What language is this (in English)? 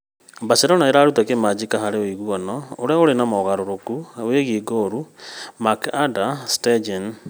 Kikuyu